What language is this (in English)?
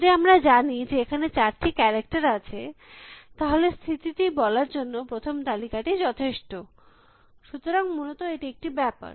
Bangla